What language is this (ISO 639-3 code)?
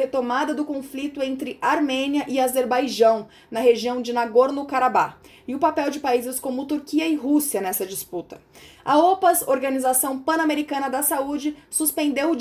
por